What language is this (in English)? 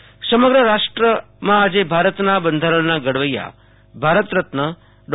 Gujarati